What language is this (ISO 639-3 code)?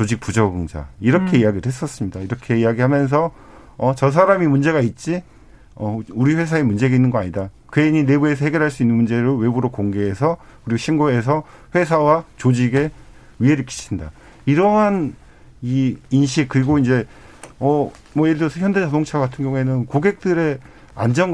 kor